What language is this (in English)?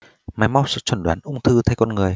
Vietnamese